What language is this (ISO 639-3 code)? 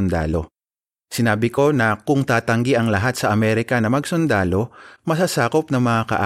fil